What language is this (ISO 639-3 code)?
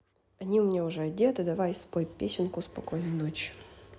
rus